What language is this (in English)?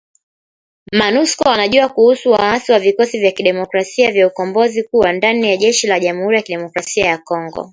Swahili